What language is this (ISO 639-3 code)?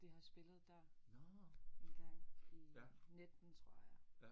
dan